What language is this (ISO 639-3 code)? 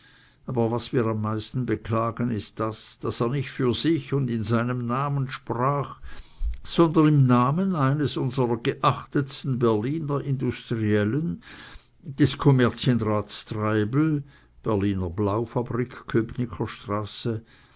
deu